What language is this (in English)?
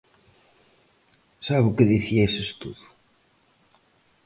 Galician